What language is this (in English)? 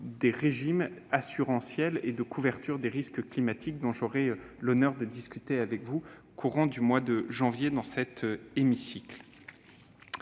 French